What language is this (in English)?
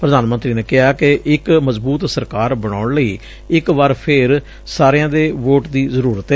Punjabi